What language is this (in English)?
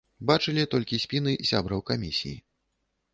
Belarusian